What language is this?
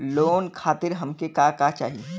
Bhojpuri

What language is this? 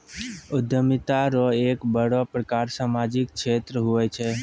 Maithili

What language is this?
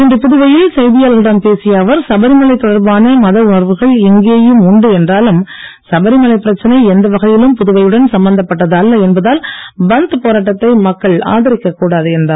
Tamil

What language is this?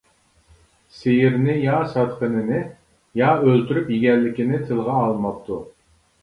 Uyghur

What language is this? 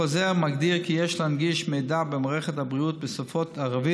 Hebrew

